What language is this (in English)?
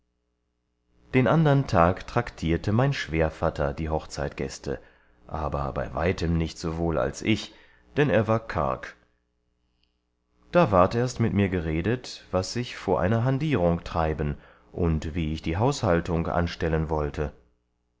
German